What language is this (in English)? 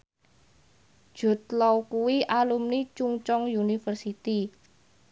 Javanese